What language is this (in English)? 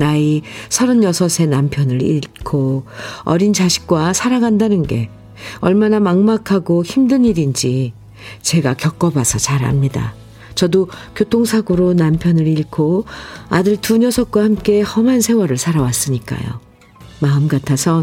Korean